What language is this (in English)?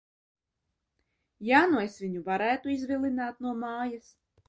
Latvian